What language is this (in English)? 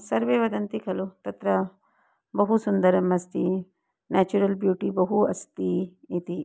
Sanskrit